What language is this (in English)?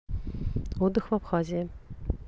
Russian